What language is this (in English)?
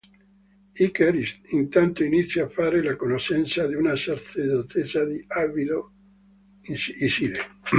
Italian